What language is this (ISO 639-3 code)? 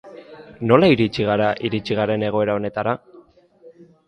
eus